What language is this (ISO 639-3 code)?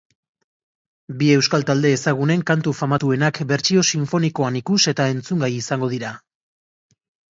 eus